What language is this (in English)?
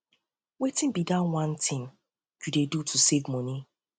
Nigerian Pidgin